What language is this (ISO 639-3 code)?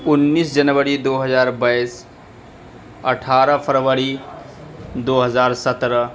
urd